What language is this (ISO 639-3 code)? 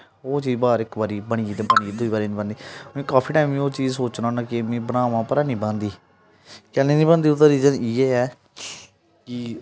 doi